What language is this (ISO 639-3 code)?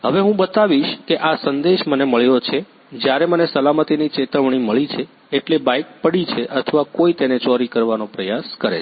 guj